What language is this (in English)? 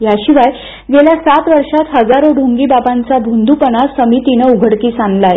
Marathi